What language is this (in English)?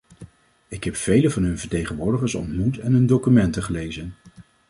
Dutch